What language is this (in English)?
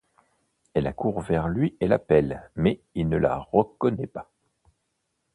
French